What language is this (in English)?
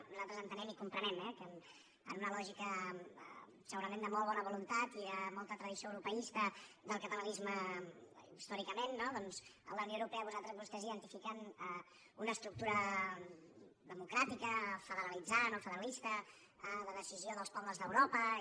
Catalan